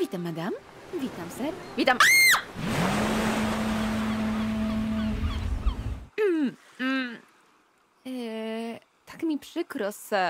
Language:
Polish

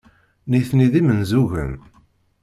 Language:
Kabyle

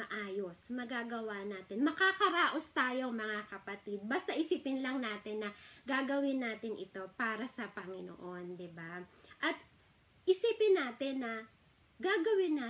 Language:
Filipino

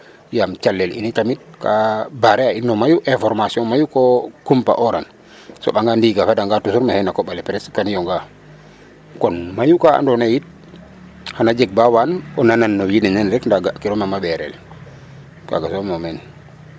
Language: Serer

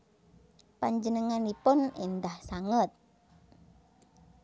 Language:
Javanese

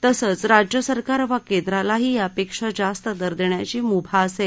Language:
Marathi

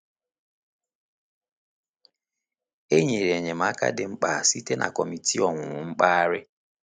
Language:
Igbo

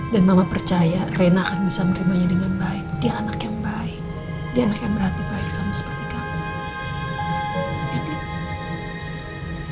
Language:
Indonesian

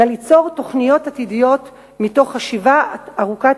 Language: Hebrew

